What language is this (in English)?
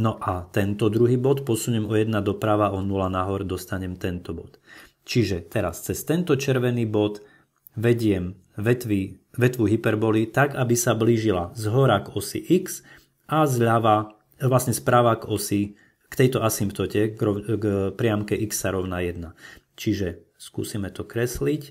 Slovak